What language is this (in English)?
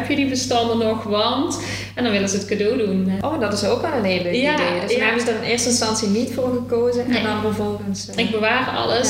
Dutch